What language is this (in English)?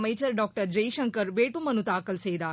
Tamil